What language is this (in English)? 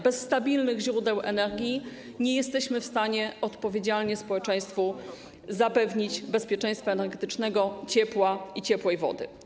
Polish